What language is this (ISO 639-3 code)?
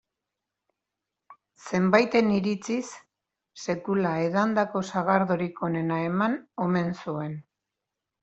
eus